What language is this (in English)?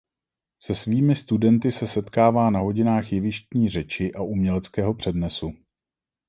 Czech